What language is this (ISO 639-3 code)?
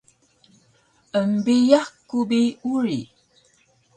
trv